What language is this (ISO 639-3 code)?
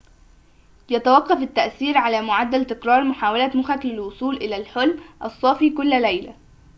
ara